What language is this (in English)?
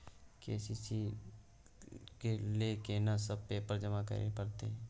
Maithili